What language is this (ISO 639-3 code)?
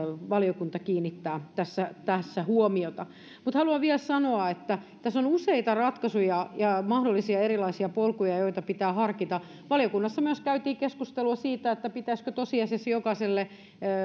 fin